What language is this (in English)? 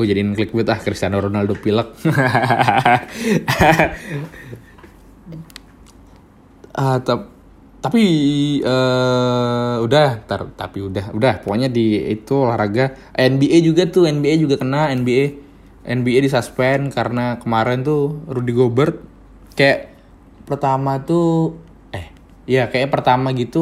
Indonesian